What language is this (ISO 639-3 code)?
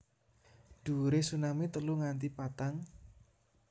jav